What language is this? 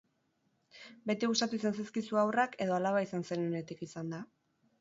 Basque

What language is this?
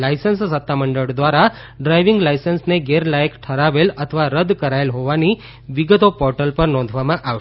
Gujarati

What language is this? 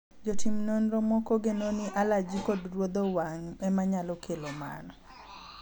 Luo (Kenya and Tanzania)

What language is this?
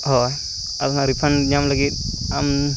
Santali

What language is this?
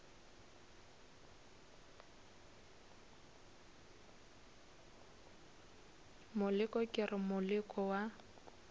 Northern Sotho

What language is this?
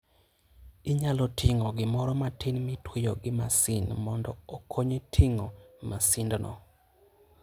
Luo (Kenya and Tanzania)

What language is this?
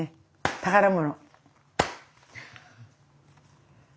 Japanese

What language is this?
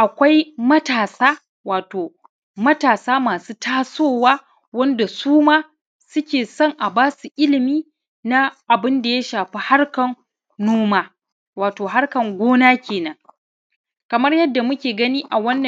Hausa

